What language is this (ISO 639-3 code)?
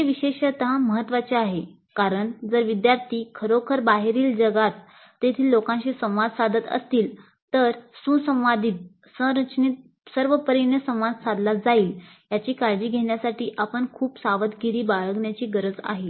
mar